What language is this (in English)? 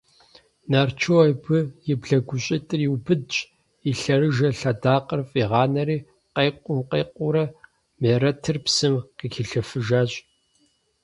Kabardian